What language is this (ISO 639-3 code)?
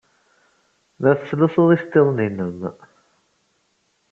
kab